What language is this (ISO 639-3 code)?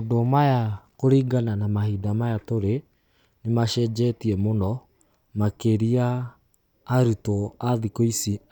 kik